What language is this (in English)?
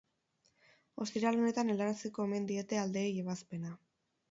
Basque